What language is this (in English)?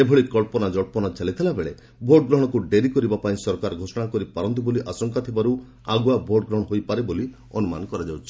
Odia